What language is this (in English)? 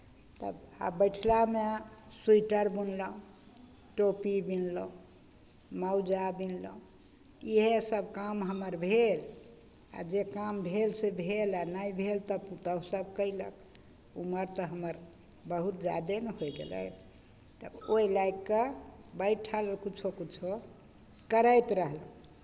Maithili